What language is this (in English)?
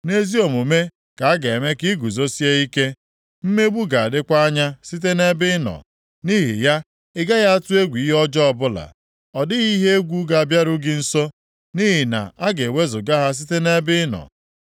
Igbo